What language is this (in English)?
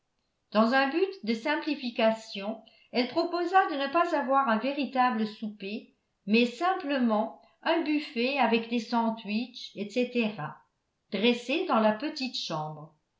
French